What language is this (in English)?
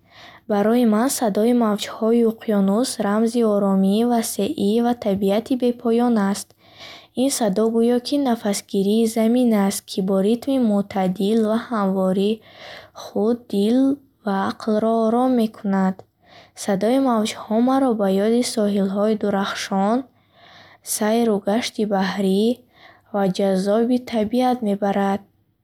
Bukharic